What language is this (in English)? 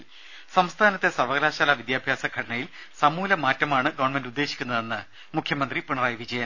Malayalam